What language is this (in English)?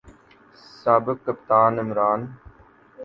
Urdu